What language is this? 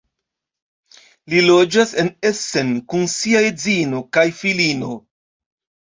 Esperanto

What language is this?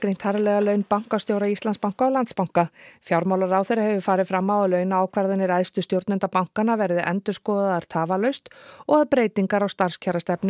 Icelandic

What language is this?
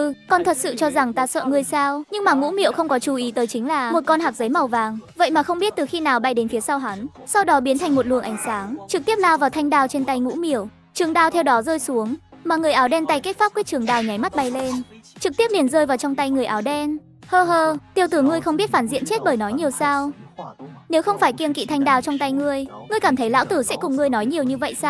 Vietnamese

